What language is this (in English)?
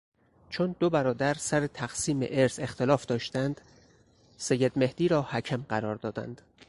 Persian